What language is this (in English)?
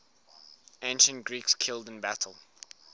English